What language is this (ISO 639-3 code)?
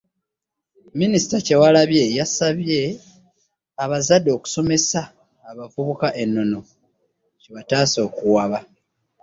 lug